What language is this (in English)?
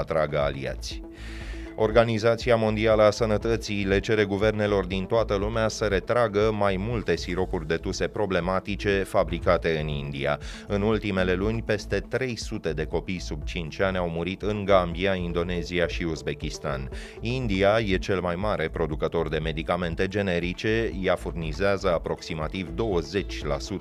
Romanian